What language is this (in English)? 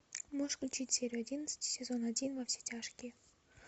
Russian